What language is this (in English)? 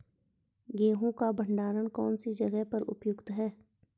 Hindi